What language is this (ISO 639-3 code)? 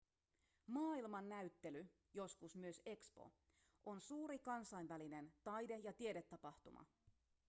fin